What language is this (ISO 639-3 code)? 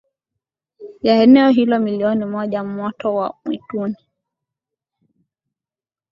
swa